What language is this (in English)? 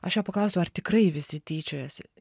Lithuanian